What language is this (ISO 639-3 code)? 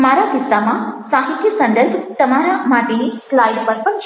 guj